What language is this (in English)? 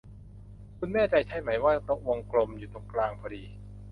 Thai